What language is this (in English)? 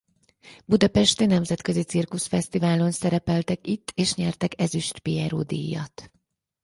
Hungarian